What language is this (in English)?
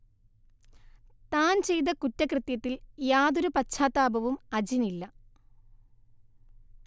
Malayalam